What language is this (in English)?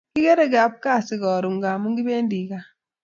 Kalenjin